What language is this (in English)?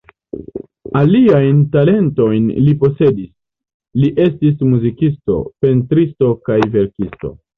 Esperanto